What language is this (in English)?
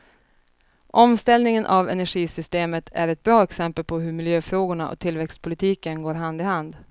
Swedish